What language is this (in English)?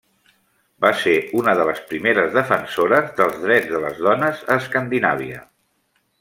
Catalan